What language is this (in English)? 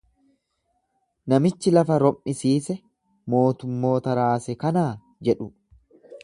Oromo